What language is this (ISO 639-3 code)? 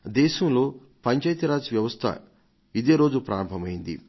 tel